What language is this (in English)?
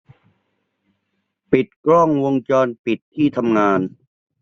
Thai